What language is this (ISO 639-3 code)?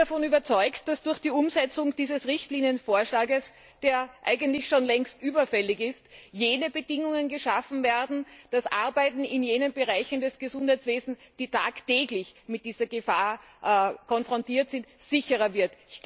deu